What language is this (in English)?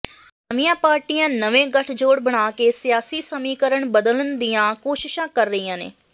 Punjabi